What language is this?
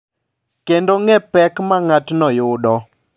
Luo (Kenya and Tanzania)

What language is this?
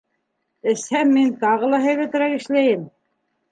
Bashkir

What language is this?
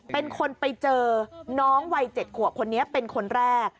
Thai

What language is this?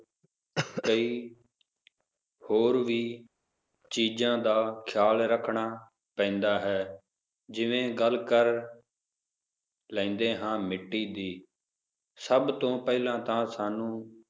Punjabi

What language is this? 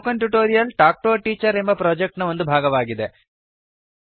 Kannada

